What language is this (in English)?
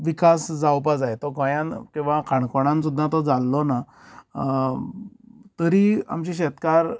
Konkani